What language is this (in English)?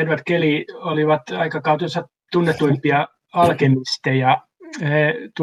Finnish